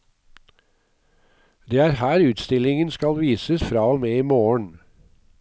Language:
Norwegian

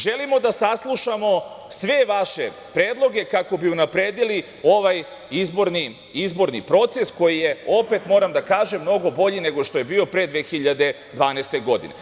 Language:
Serbian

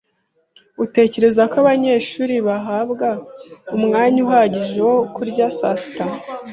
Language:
Kinyarwanda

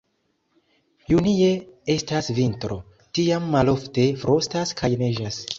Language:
Esperanto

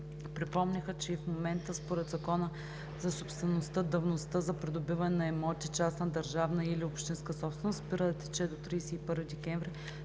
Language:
Bulgarian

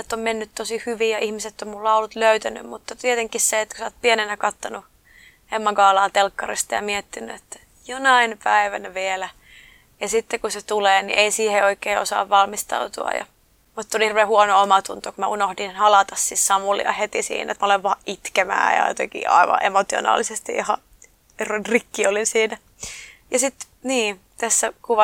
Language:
Finnish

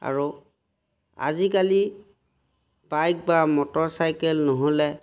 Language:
Assamese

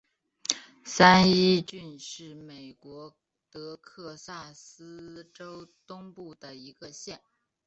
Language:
Chinese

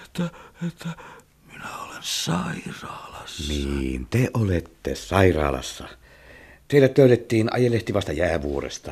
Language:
Finnish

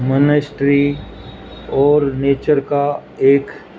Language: Urdu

